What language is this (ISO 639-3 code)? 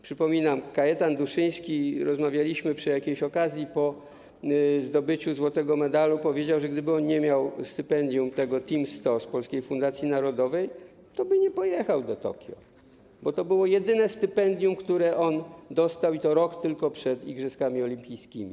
pol